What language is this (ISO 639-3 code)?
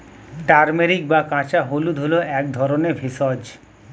ben